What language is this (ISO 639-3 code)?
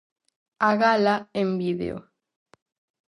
glg